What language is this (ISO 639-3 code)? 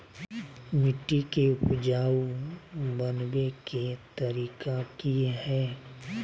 mag